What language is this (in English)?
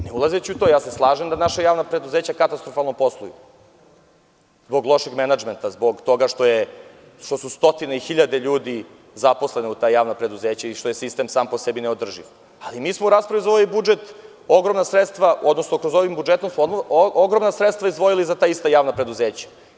Serbian